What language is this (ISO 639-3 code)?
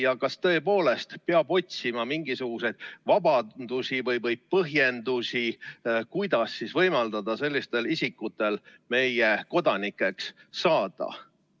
est